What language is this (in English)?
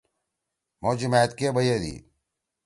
Torwali